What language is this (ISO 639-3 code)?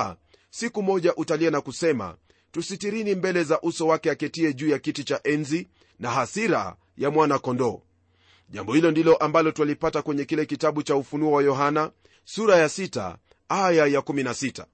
swa